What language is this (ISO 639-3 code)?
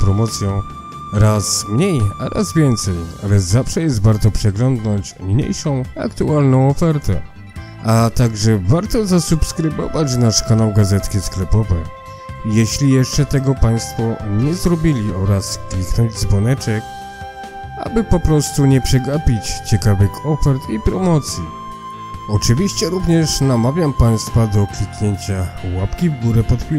pol